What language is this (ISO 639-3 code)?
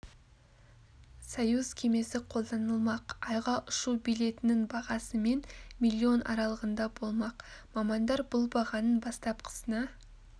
kaz